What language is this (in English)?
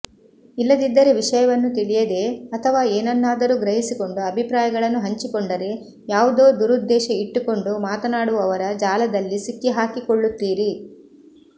Kannada